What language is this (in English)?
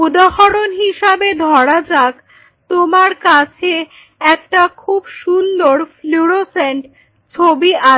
Bangla